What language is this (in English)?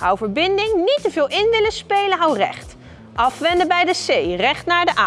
Dutch